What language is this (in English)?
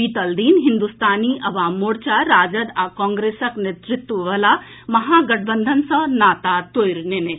Maithili